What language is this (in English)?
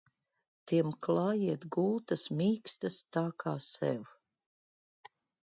Latvian